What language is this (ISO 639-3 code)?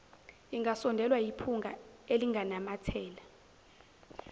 zul